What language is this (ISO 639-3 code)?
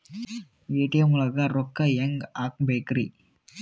kan